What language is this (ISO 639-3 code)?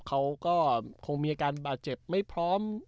tha